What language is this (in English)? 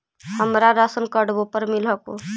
Magahi